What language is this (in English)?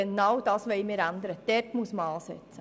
Swiss German